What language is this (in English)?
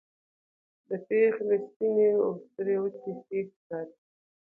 Pashto